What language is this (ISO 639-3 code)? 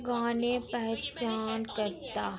doi